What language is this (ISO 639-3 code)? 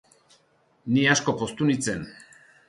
eus